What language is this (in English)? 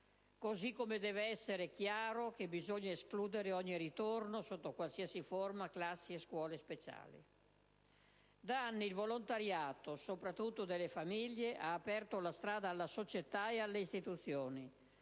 Italian